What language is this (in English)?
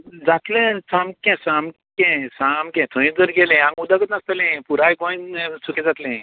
Konkani